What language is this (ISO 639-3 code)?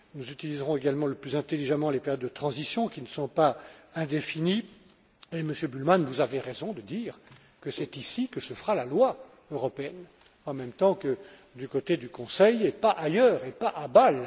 fra